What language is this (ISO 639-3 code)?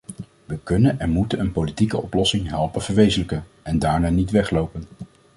nld